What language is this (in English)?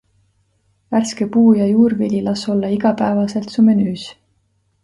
Estonian